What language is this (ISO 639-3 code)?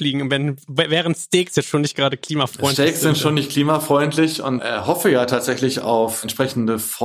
deu